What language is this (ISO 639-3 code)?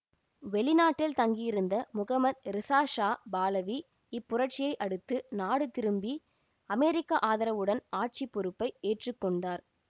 tam